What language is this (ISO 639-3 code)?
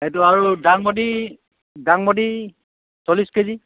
asm